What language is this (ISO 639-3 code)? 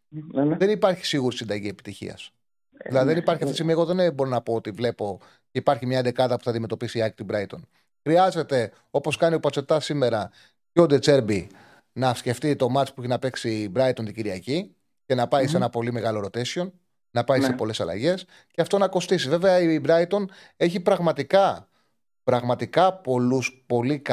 ell